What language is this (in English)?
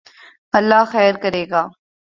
Urdu